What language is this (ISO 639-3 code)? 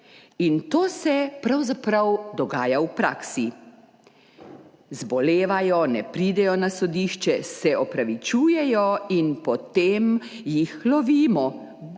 slv